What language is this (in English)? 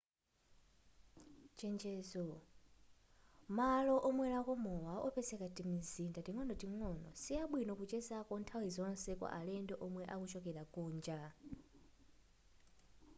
Nyanja